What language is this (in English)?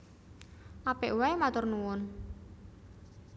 Javanese